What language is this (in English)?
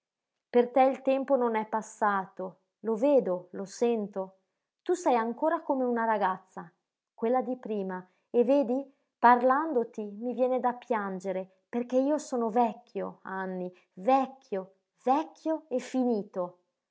Italian